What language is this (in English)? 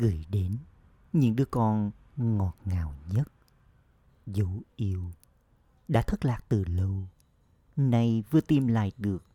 Vietnamese